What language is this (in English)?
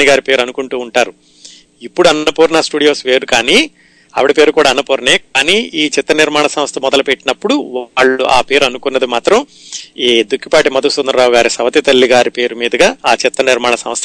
Telugu